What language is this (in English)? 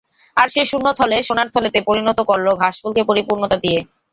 Bangla